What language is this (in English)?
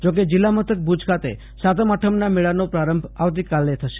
Gujarati